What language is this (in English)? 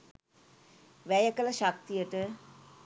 Sinhala